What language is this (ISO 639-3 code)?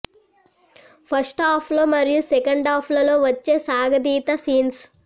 tel